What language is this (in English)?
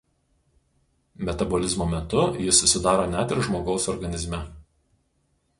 Lithuanian